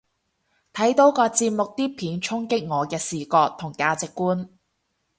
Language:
Cantonese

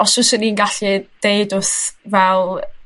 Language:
Welsh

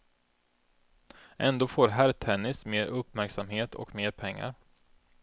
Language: Swedish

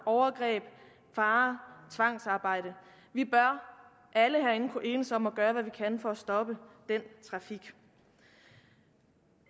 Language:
Danish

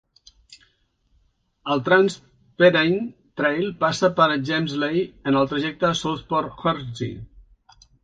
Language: Catalan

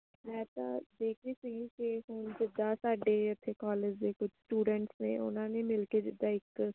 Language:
Punjabi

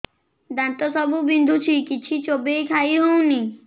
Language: Odia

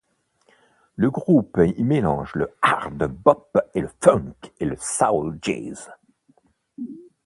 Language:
French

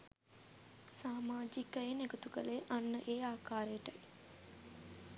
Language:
Sinhala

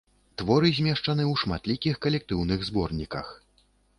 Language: Belarusian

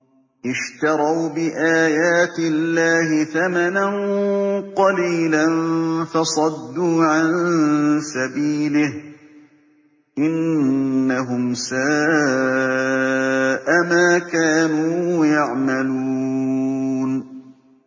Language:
Arabic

